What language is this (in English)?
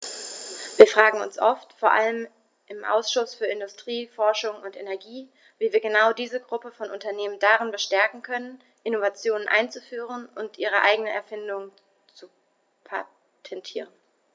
German